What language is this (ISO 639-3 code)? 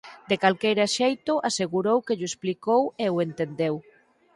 glg